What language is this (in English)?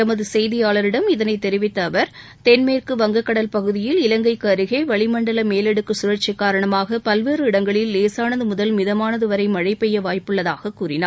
Tamil